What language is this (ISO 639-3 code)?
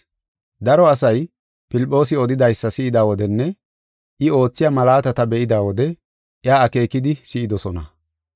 gof